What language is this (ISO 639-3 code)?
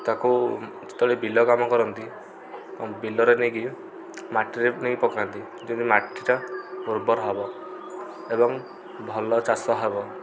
ori